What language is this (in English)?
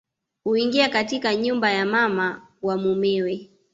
Swahili